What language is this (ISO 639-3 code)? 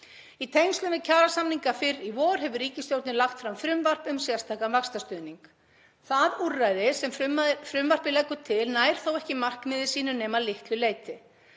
isl